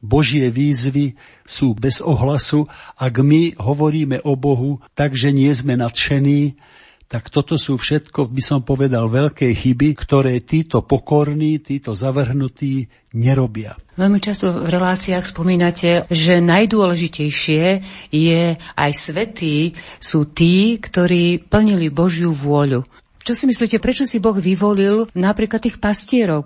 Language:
Slovak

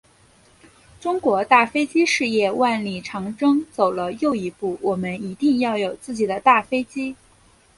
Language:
Chinese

